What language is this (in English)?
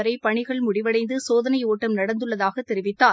Tamil